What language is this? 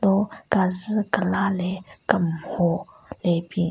Southern Rengma Naga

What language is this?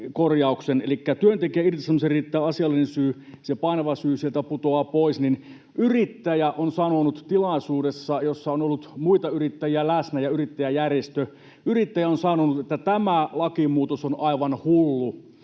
Finnish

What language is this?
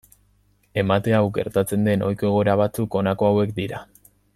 Basque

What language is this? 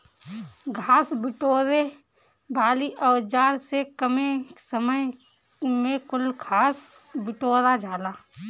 Bhojpuri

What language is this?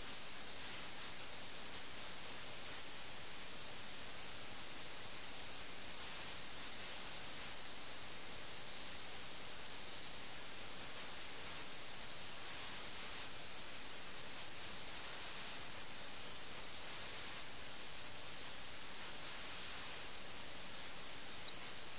Malayalam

